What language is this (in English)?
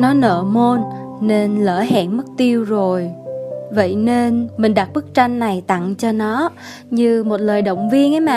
Vietnamese